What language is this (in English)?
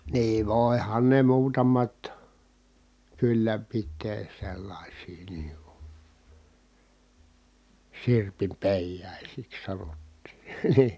Finnish